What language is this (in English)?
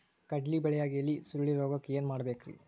Kannada